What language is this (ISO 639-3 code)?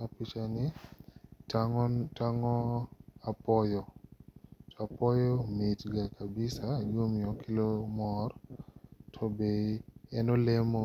luo